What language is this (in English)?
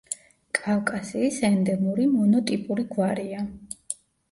Georgian